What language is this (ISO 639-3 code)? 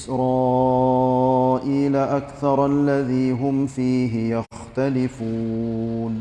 msa